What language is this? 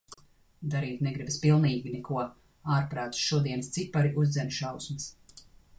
Latvian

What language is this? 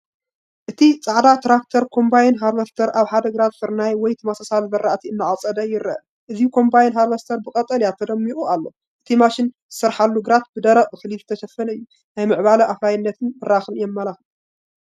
Tigrinya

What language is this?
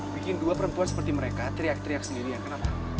Indonesian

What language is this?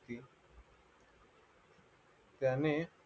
Marathi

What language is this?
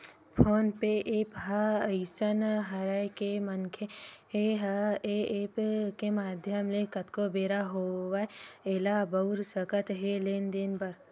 Chhattisgarhi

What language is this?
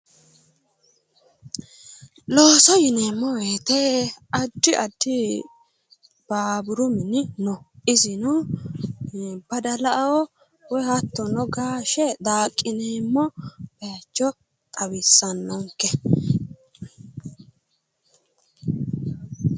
Sidamo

